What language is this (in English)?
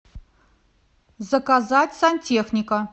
Russian